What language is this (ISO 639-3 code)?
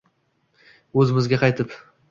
uzb